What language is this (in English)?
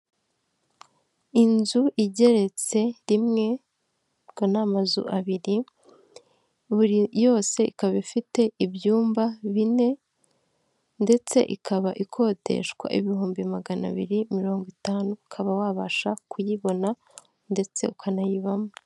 Kinyarwanda